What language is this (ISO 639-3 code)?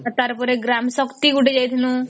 ori